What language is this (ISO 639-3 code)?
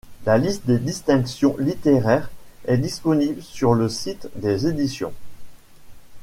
fra